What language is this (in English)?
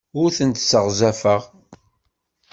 Kabyle